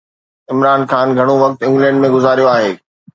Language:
Sindhi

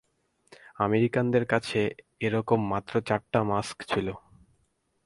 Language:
Bangla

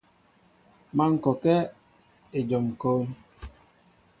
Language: Mbo (Cameroon)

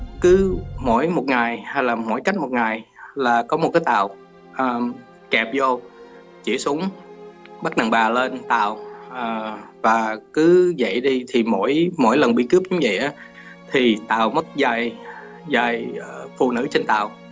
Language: Vietnamese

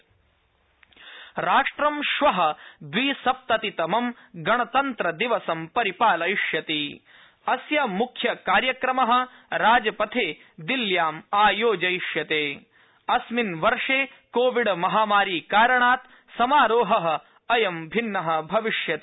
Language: Sanskrit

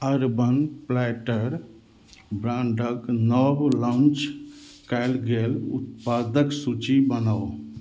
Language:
Maithili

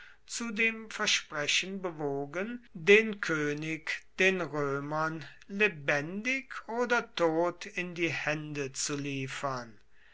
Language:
German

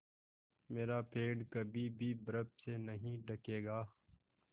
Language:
Hindi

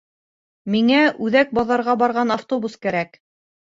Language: Bashkir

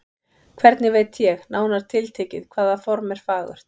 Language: Icelandic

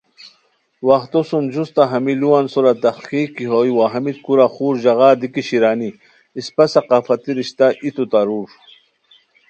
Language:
Khowar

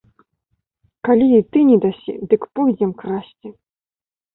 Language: Belarusian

